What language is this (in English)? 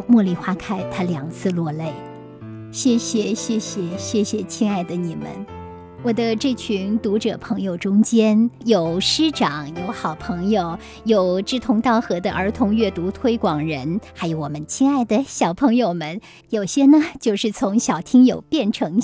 Chinese